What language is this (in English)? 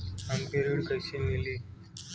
Bhojpuri